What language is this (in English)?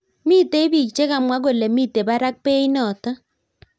Kalenjin